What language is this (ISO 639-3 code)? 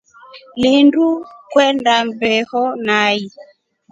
rof